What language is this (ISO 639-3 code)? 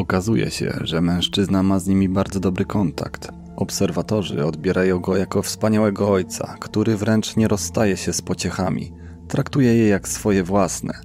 pol